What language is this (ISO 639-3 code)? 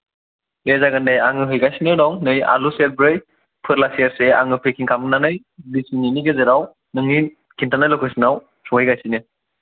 brx